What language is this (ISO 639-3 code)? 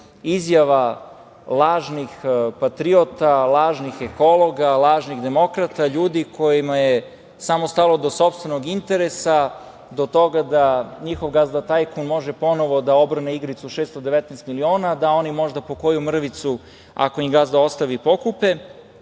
srp